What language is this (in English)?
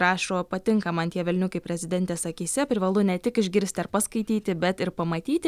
Lithuanian